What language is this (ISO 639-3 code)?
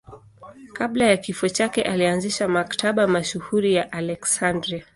swa